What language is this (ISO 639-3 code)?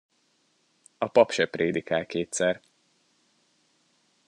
hun